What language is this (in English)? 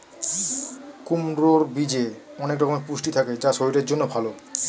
Bangla